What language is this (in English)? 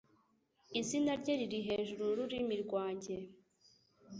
Kinyarwanda